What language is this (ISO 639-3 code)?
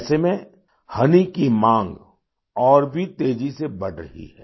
hin